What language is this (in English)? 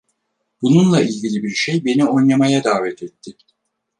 Turkish